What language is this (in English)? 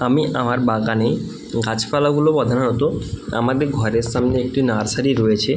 Bangla